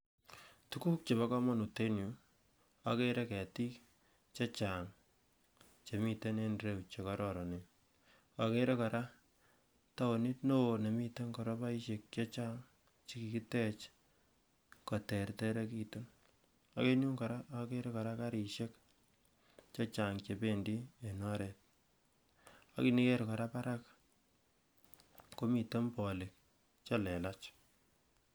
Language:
Kalenjin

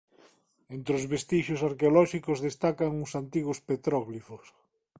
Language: Galician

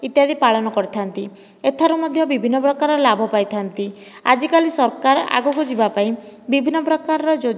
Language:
Odia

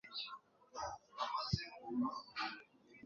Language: Kinyarwanda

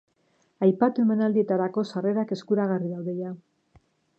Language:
Basque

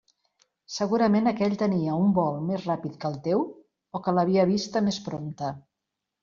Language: Catalan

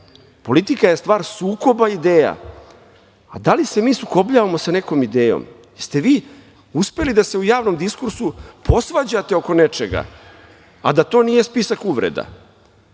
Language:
Serbian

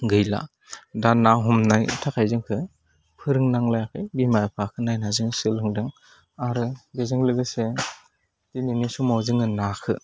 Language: Bodo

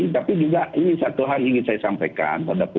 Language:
Indonesian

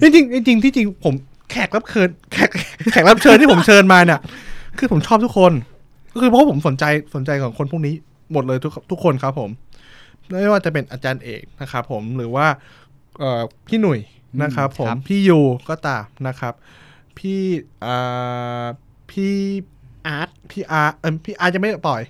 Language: Thai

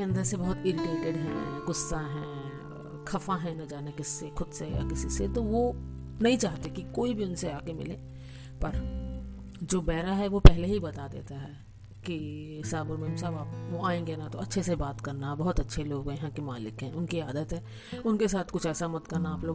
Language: Hindi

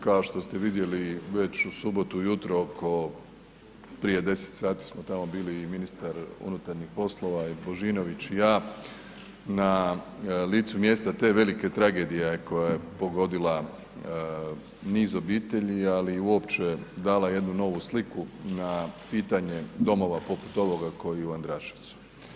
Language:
Croatian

